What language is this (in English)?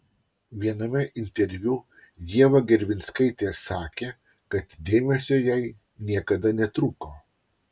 Lithuanian